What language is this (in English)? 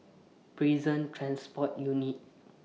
English